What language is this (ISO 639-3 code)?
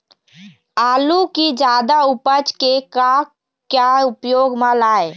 hne